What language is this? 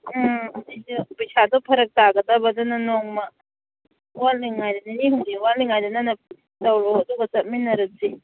Manipuri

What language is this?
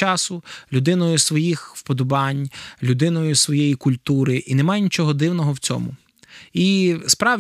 Ukrainian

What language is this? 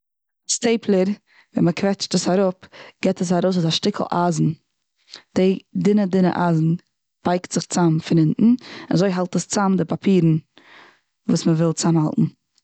Yiddish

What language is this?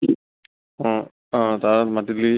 Assamese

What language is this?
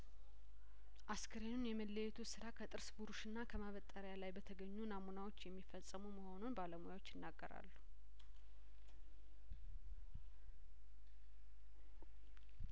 Amharic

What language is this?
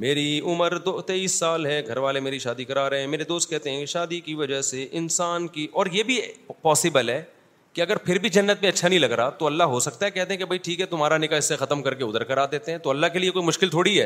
Urdu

